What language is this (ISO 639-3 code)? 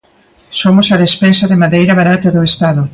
glg